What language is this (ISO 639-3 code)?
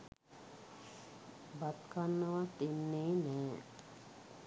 sin